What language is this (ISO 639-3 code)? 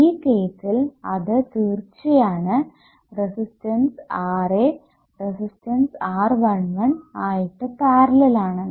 mal